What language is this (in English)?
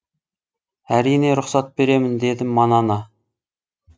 Kazakh